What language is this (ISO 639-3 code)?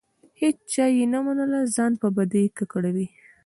pus